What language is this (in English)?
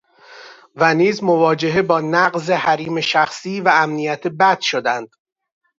Persian